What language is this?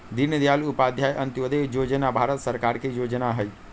Magahi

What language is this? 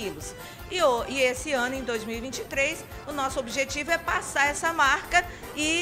Portuguese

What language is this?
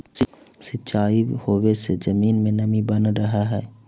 Magahi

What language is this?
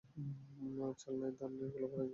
Bangla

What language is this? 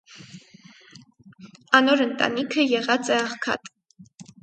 Armenian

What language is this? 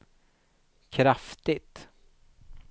Swedish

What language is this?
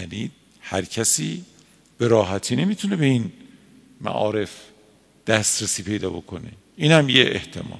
Persian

